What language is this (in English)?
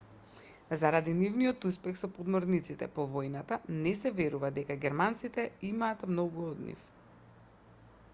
Macedonian